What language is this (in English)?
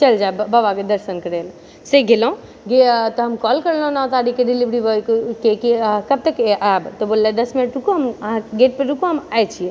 Maithili